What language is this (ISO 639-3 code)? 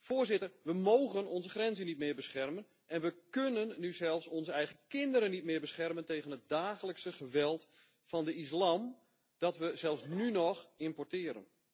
nld